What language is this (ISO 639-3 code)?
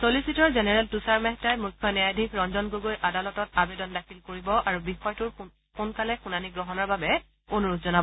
asm